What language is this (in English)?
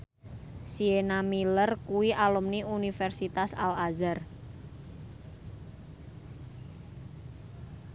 Javanese